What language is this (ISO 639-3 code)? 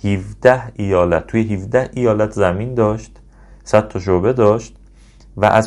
fas